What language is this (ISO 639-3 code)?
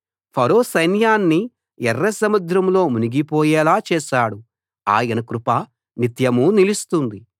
tel